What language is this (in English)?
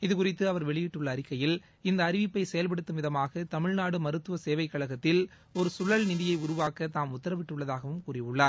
Tamil